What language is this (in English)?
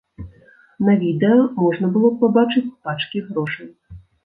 Belarusian